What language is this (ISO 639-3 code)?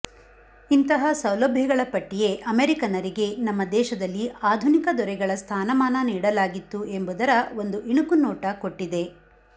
kan